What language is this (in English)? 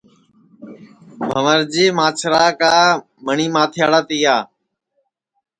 Sansi